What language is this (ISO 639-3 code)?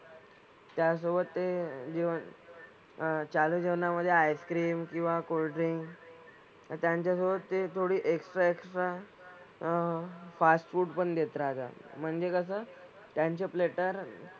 mar